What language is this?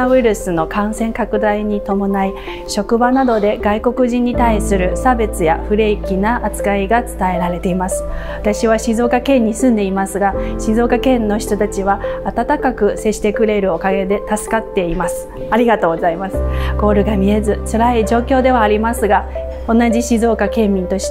Japanese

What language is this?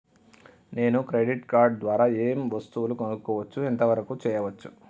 Telugu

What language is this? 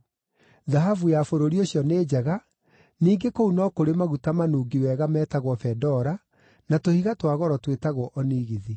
Kikuyu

